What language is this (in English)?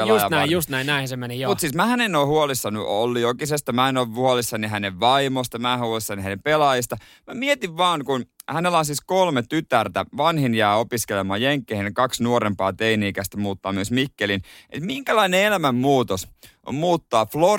Finnish